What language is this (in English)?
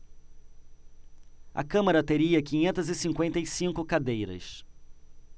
Portuguese